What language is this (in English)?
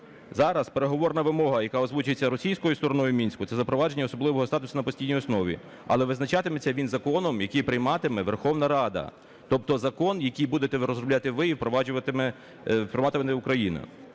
Ukrainian